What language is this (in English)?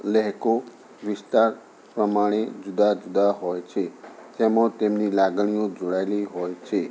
Gujarati